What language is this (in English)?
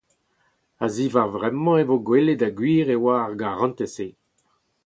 Breton